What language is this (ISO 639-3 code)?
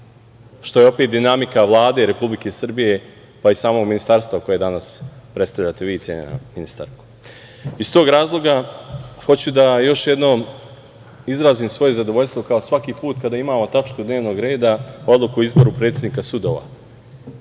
srp